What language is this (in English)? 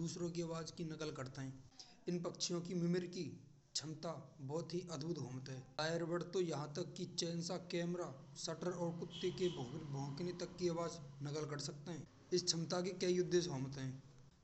Braj